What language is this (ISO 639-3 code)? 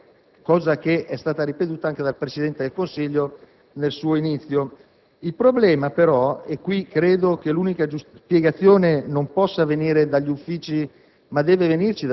ita